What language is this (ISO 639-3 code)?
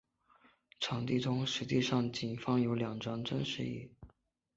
zho